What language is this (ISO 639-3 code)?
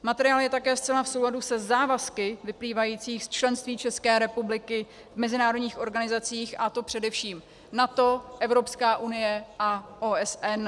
ces